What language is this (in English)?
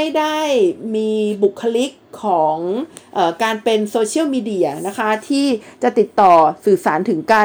Thai